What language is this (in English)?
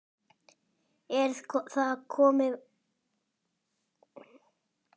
Icelandic